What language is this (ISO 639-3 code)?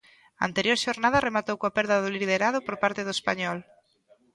glg